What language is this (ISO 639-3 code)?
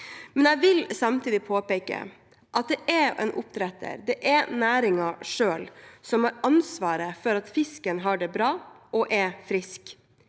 nor